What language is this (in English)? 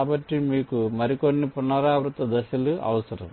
Telugu